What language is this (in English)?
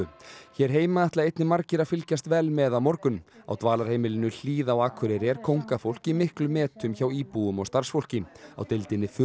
Icelandic